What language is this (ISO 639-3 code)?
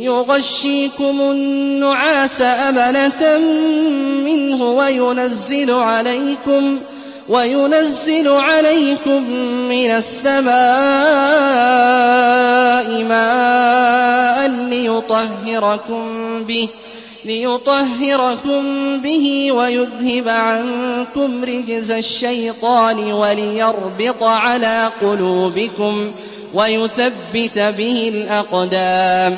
ara